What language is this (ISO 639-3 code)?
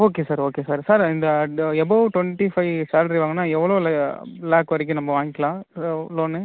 tam